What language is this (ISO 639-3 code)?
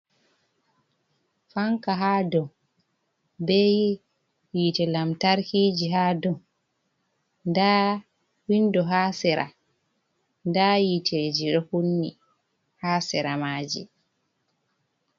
ful